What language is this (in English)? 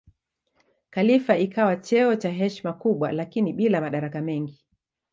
Swahili